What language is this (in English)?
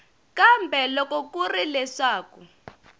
Tsonga